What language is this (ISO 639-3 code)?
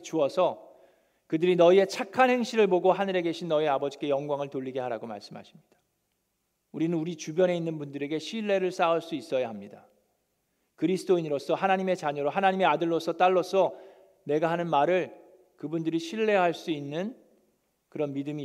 kor